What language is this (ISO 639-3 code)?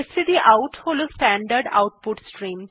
ben